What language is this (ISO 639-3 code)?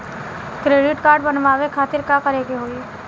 bho